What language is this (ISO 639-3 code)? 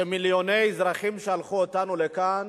heb